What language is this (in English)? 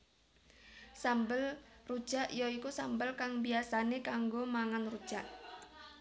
Javanese